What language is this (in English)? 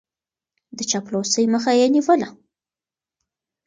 Pashto